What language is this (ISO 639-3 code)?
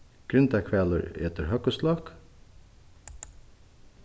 fao